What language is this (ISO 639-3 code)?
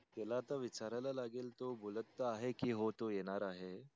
mar